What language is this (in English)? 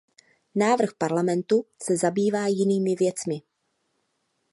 Czech